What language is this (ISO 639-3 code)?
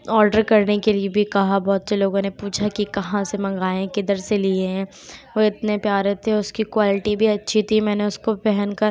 urd